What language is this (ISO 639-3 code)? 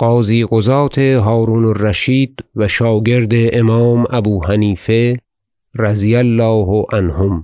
fas